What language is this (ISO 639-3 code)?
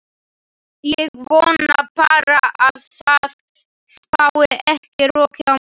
isl